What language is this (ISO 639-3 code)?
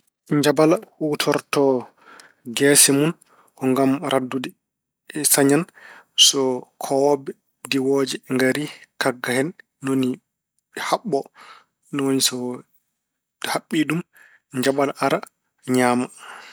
ful